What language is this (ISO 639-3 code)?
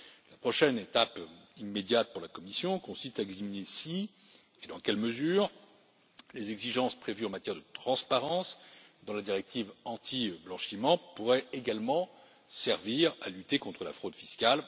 fra